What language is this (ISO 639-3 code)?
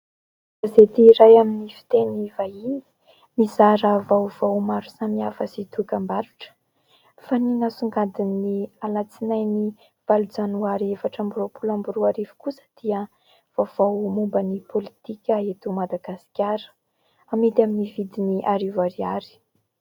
mlg